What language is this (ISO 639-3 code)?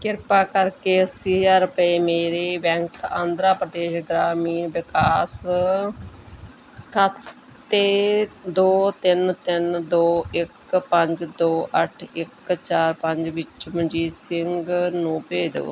pan